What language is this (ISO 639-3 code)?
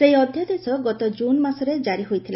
ori